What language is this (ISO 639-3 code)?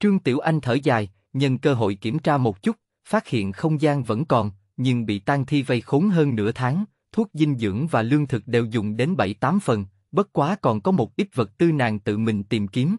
vie